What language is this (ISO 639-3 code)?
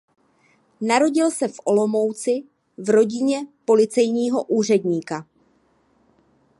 ces